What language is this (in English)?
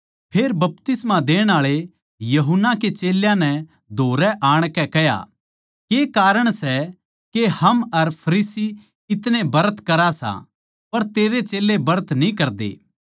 Haryanvi